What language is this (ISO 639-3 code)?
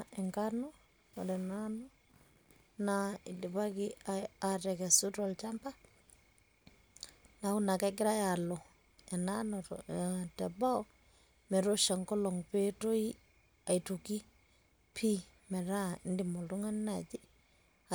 mas